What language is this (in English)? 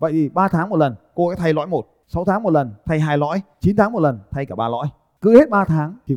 Vietnamese